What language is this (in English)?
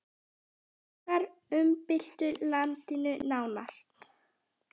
Icelandic